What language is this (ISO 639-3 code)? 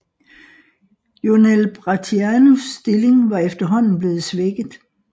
dan